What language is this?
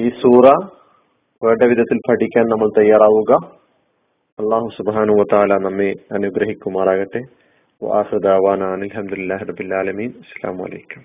Malayalam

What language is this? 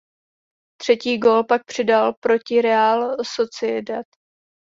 Czech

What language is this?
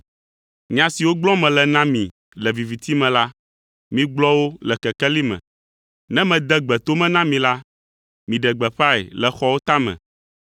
Ewe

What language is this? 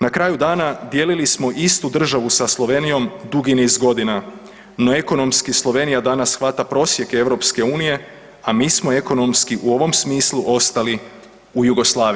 Croatian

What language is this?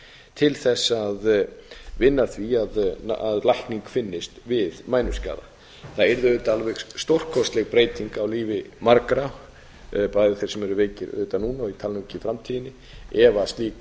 Icelandic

